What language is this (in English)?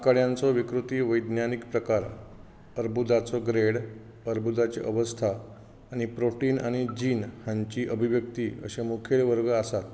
Konkani